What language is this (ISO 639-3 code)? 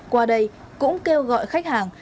vie